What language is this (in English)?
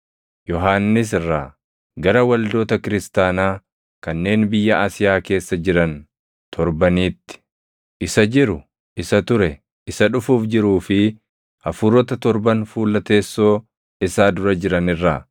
Oromo